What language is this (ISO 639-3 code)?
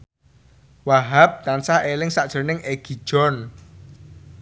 jav